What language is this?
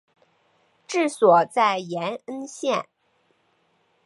Chinese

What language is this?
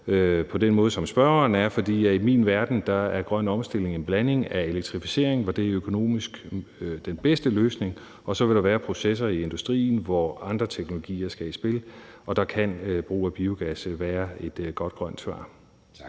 Danish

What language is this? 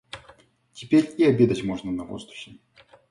Russian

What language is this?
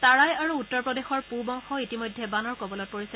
Assamese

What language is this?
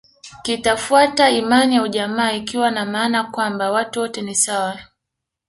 Swahili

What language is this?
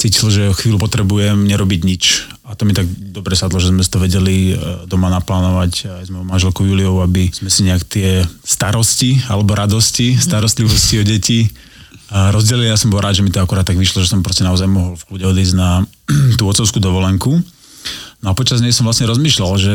Slovak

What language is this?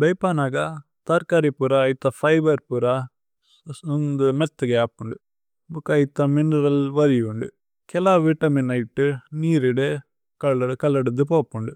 Tulu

